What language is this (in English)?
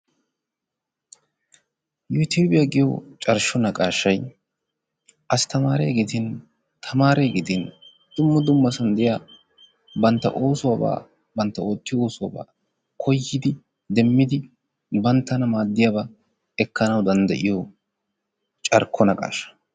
Wolaytta